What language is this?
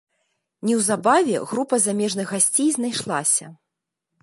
Belarusian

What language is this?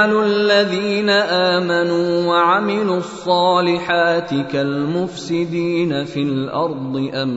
Arabic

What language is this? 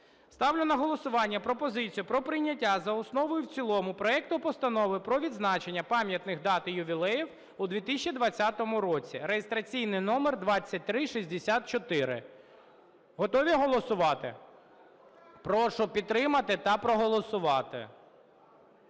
Ukrainian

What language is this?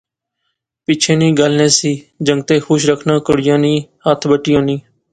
Pahari-Potwari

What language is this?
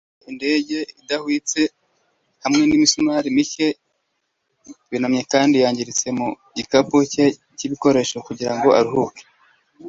Kinyarwanda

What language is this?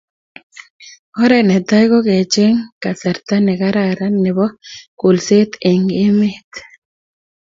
Kalenjin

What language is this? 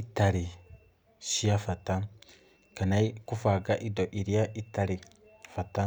Kikuyu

